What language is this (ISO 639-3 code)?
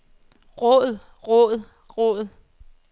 dan